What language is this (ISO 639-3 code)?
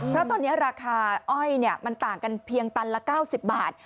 tha